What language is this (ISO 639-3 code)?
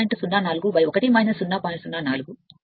tel